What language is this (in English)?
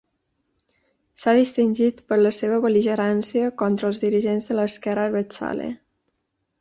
Catalan